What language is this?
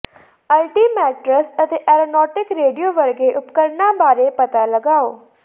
Punjabi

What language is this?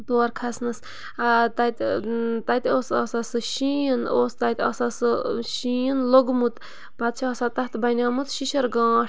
Kashmiri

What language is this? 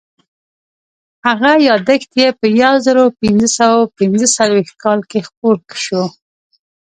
Pashto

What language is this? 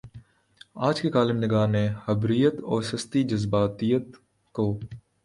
Urdu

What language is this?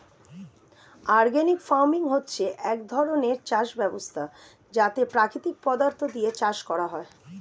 Bangla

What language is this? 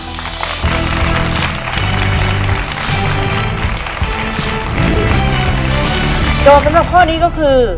Thai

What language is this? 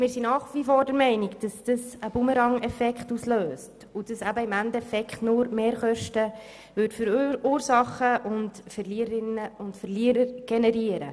Swiss German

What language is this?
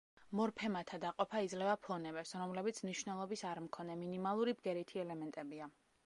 Georgian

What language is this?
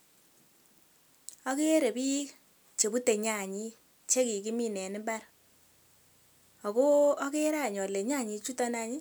Kalenjin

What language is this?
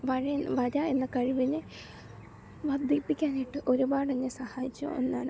Malayalam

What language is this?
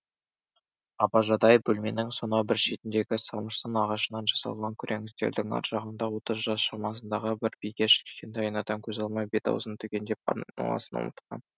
Kazakh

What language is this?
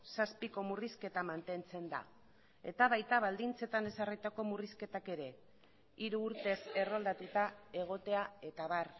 Basque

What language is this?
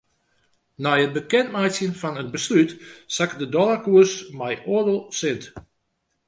Western Frisian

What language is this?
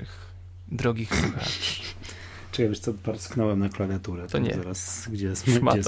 Polish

